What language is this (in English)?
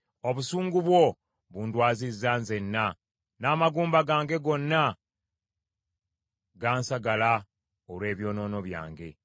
Ganda